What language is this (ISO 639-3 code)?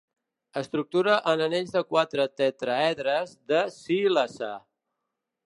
cat